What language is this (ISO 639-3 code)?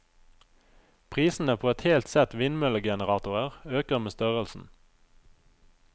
nor